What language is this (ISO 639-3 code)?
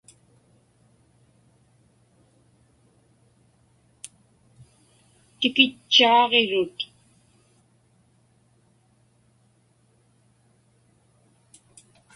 ipk